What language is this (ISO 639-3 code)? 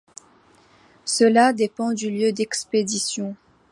fra